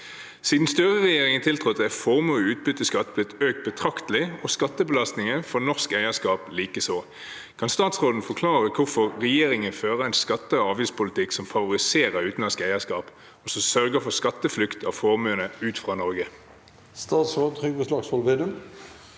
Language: Norwegian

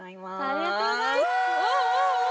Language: Japanese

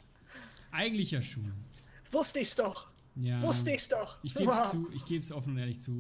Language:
German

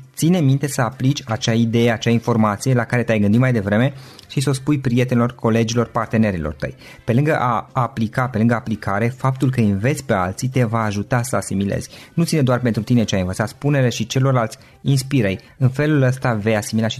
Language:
Romanian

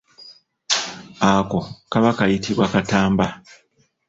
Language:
Ganda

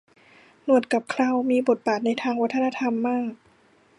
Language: Thai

